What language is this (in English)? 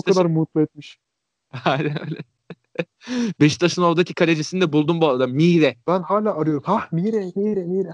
Turkish